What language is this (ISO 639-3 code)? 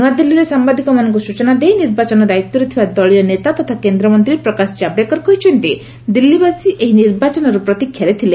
ori